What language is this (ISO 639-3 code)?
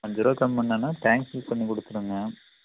tam